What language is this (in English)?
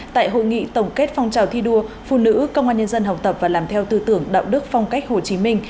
Vietnamese